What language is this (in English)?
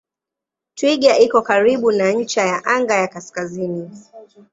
Swahili